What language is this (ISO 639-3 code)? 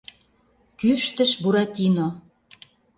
chm